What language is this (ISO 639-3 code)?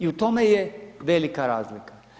hrv